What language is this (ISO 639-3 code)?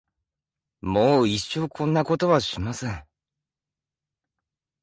jpn